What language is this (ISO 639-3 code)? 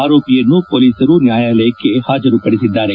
kan